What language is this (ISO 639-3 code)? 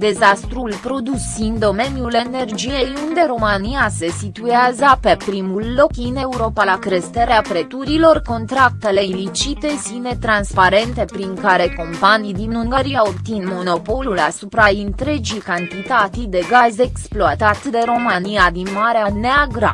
ron